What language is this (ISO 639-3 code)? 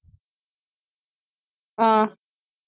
tam